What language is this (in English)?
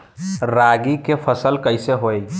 Bhojpuri